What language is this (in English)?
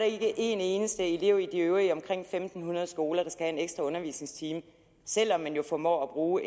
Danish